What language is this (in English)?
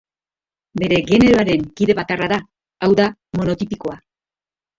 Basque